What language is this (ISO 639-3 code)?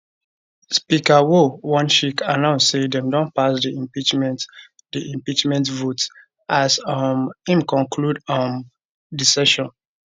pcm